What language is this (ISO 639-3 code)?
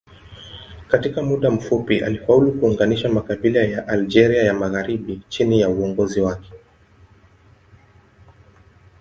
swa